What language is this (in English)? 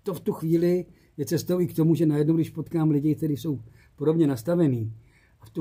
Czech